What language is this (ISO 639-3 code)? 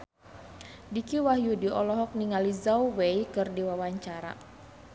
sun